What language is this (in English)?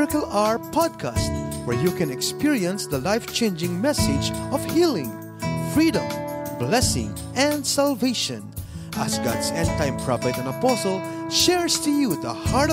Filipino